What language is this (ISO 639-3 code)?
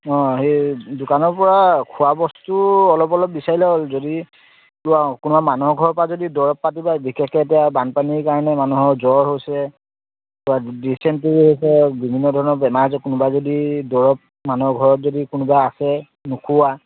asm